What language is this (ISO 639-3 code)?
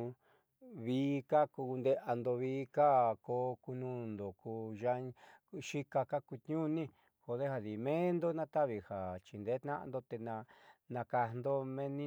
mxy